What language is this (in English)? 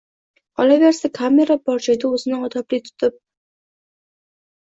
Uzbek